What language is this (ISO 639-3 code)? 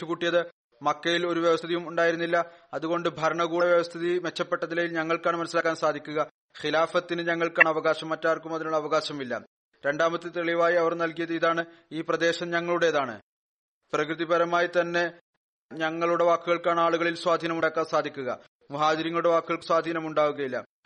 mal